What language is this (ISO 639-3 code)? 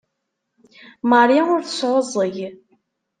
kab